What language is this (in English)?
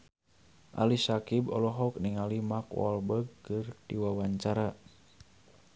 Sundanese